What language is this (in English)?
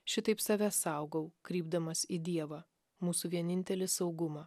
Lithuanian